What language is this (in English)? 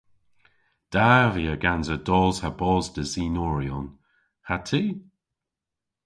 Cornish